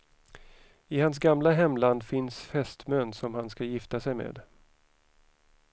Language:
Swedish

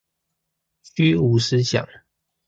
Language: Chinese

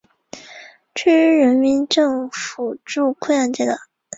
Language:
Chinese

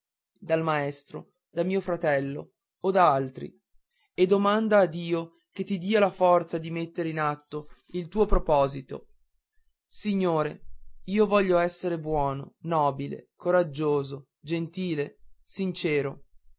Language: Italian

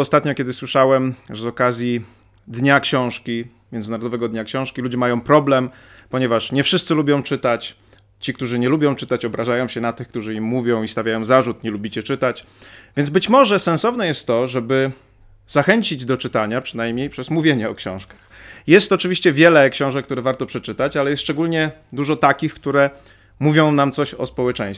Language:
Polish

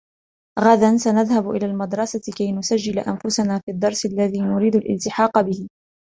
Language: Arabic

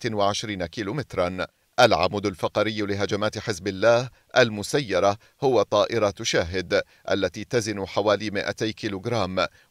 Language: Arabic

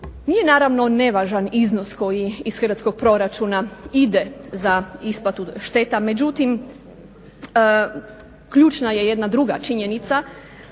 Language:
Croatian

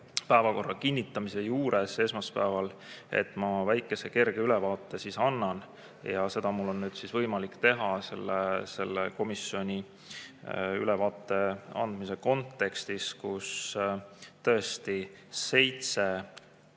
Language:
Estonian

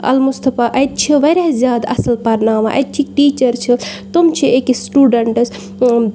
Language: Kashmiri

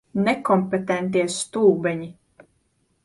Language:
Latvian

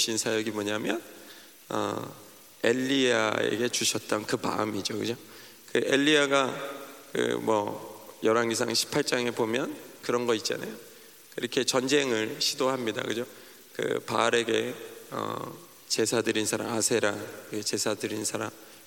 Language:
Korean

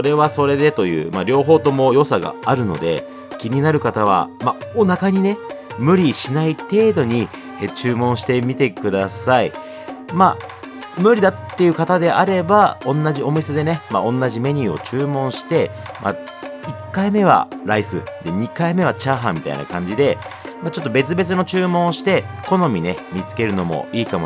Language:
Japanese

